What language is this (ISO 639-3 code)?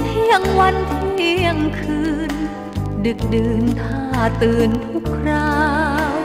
tha